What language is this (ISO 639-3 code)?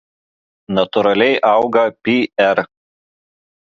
lit